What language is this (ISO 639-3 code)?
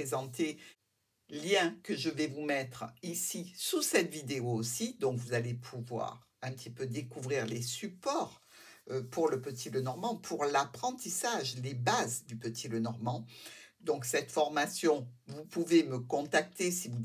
fra